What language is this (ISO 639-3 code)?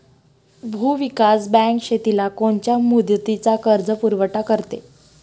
mar